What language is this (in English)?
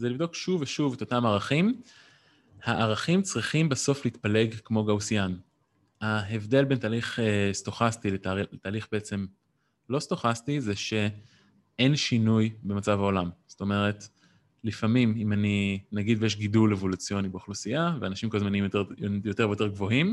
Hebrew